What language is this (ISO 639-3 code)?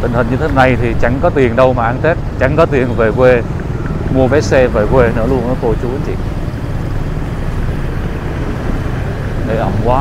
vie